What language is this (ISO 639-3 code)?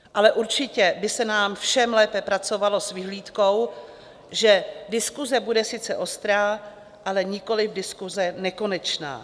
ces